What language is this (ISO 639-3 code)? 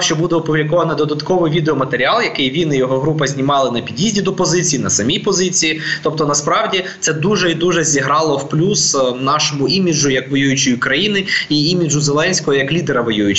ukr